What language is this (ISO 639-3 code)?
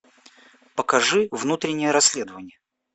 rus